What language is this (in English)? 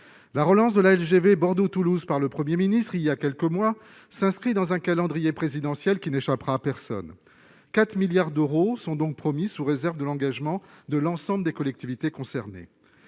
French